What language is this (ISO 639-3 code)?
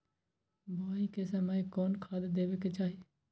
mag